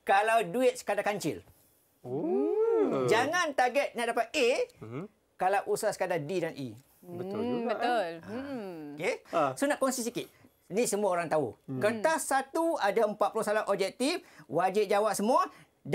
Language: Malay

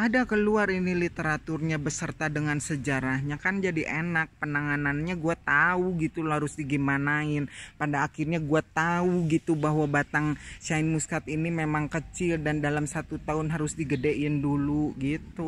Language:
Indonesian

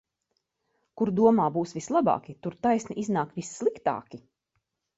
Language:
Latvian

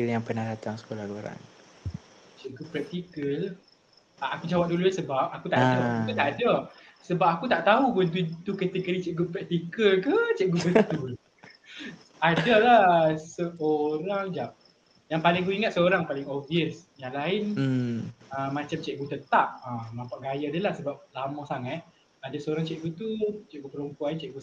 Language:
Malay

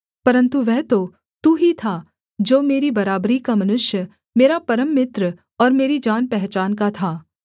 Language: Hindi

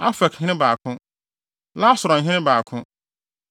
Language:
Akan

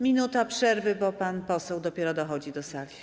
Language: Polish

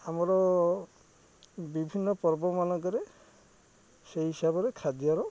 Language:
Odia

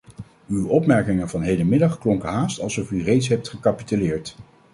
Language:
Dutch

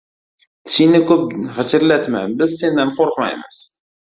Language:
Uzbek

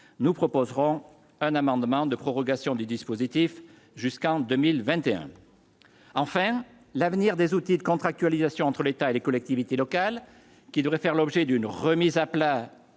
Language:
French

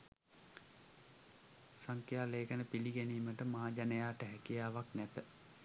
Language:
Sinhala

